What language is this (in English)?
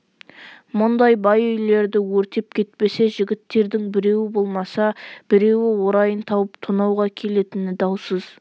Kazakh